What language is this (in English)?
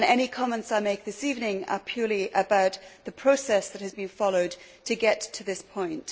English